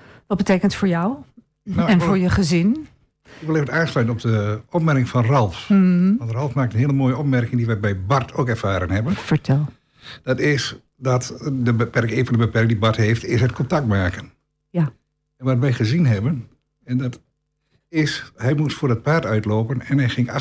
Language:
Dutch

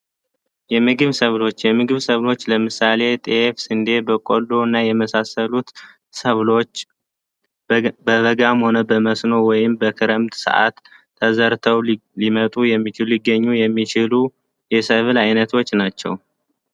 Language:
Amharic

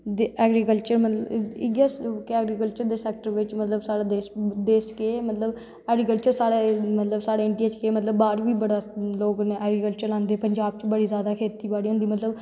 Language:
Dogri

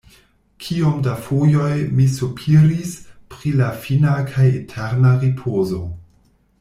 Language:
Esperanto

